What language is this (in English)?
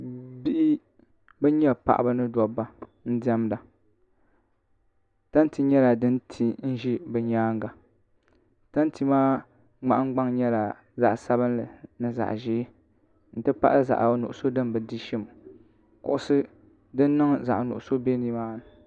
Dagbani